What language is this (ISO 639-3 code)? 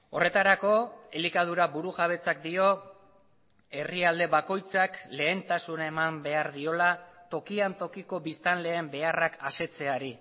eus